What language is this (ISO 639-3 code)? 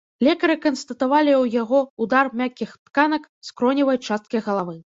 bel